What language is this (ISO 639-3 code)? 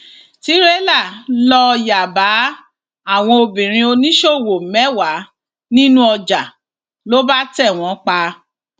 yor